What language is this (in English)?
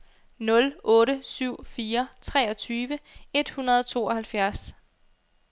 Danish